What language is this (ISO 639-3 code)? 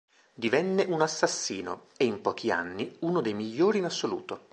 ita